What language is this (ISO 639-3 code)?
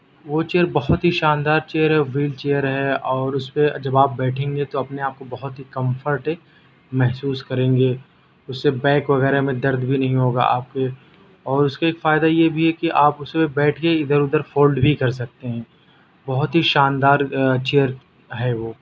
urd